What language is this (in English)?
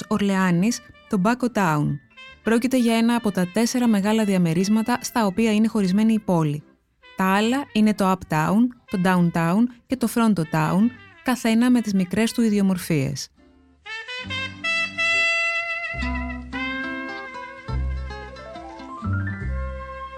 Greek